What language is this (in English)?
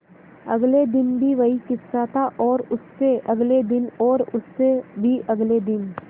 Hindi